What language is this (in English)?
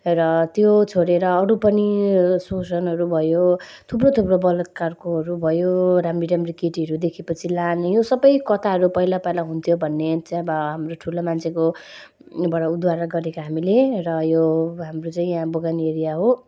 Nepali